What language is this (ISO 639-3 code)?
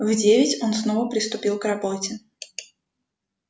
rus